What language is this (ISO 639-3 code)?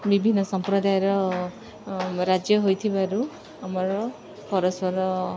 ori